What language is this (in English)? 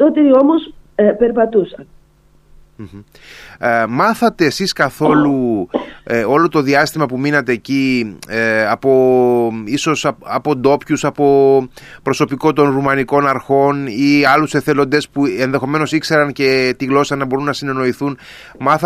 Greek